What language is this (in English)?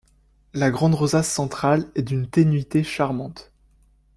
French